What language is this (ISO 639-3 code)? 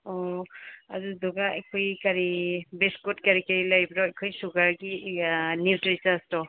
mni